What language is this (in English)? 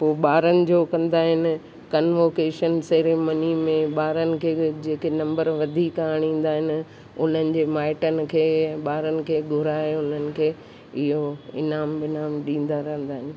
Sindhi